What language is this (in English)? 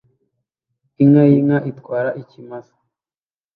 Kinyarwanda